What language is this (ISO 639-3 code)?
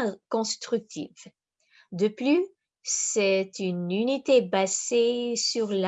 fra